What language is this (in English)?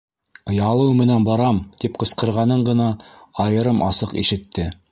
Bashkir